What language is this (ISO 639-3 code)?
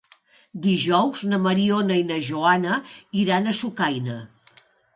cat